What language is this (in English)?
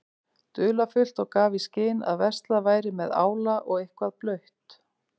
Icelandic